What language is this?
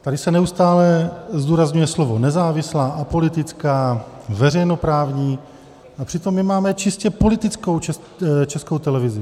Czech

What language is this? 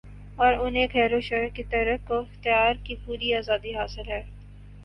Urdu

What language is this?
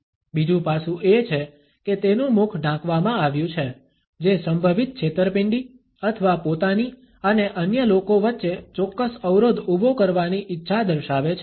Gujarati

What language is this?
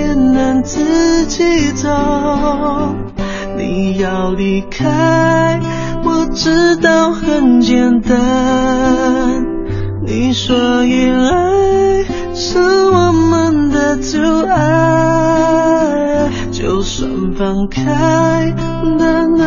Chinese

